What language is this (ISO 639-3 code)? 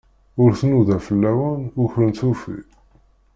kab